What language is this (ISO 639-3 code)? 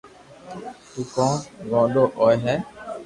lrk